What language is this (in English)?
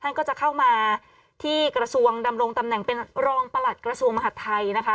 Thai